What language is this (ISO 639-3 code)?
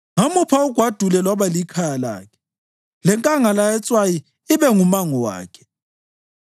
nde